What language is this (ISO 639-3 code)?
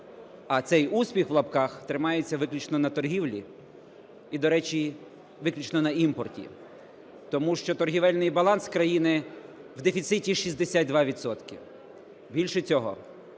ukr